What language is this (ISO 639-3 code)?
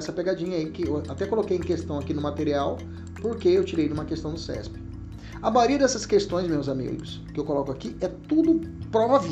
por